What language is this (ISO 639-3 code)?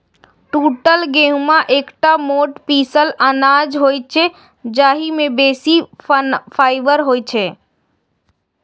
mai